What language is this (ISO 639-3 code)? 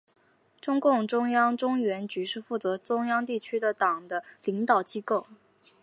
zho